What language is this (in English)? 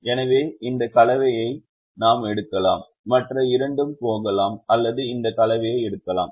Tamil